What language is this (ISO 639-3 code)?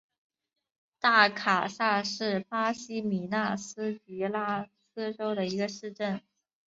zho